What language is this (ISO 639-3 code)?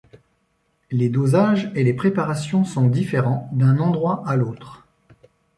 fra